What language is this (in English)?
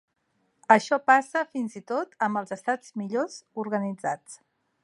Catalan